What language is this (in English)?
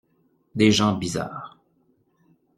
French